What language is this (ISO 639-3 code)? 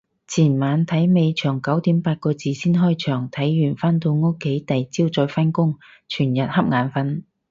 yue